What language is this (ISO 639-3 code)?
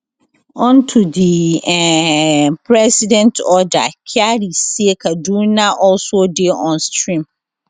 pcm